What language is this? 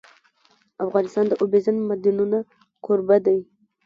Pashto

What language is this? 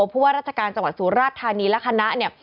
Thai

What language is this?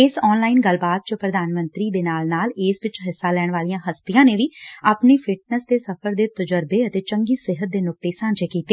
Punjabi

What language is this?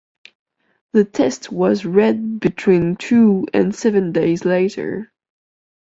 English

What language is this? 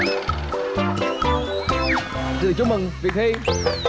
Vietnamese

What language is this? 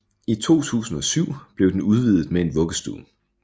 Danish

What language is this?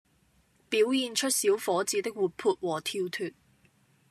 Cantonese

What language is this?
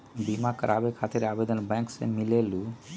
Magahi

